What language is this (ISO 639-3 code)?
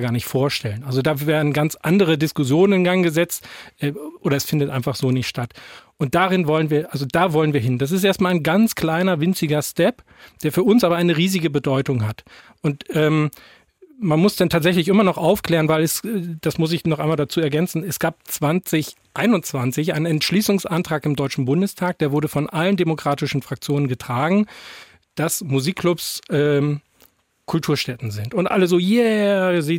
deu